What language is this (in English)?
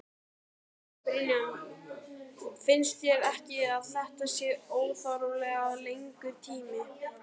Icelandic